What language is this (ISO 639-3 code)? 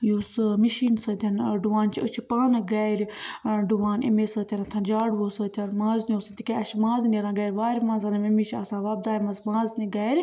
kas